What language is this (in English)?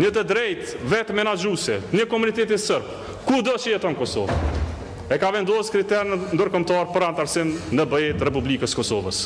Romanian